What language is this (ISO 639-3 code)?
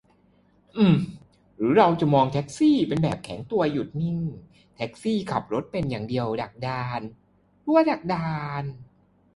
tha